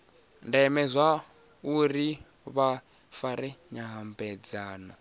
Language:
Venda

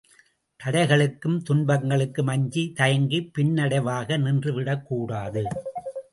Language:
Tamil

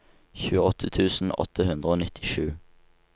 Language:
Norwegian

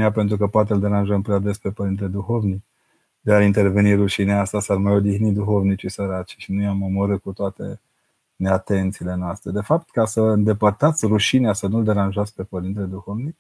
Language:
Romanian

